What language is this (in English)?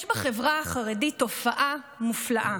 Hebrew